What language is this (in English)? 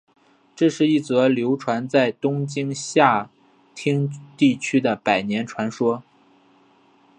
Chinese